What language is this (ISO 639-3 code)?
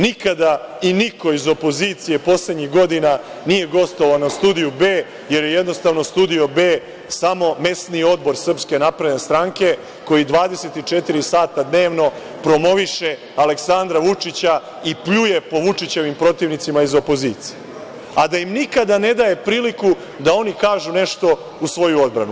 srp